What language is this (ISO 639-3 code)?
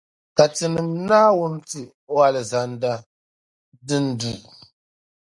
dag